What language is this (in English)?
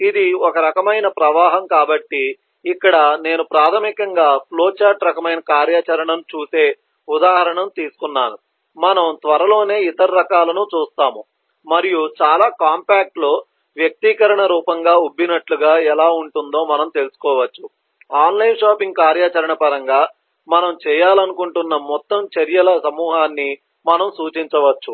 Telugu